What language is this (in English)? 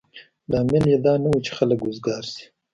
Pashto